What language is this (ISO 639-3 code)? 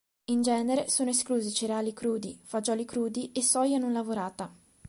ita